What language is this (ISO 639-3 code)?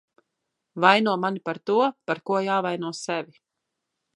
lav